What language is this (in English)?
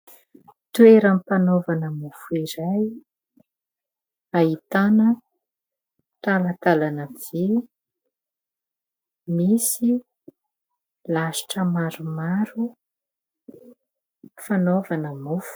Malagasy